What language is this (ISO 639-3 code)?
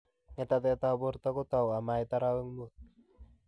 kln